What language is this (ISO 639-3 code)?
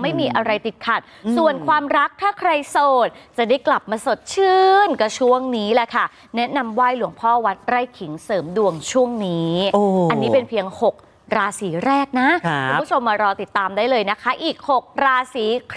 tha